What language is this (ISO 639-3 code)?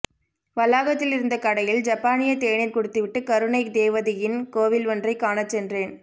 tam